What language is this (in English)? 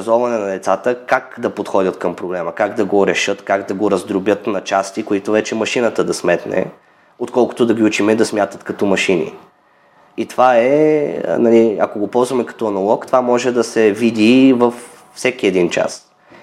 Bulgarian